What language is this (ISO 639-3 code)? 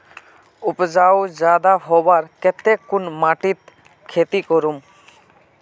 mag